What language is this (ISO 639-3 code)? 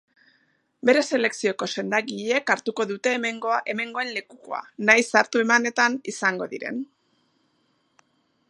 eus